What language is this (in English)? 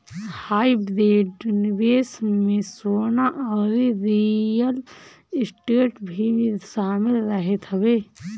Bhojpuri